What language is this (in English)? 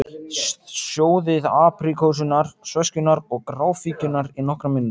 Icelandic